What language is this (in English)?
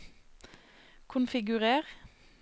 Norwegian